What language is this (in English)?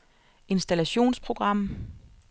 Danish